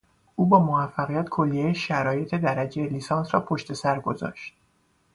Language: Persian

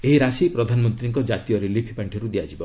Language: Odia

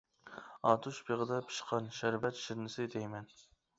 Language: Uyghur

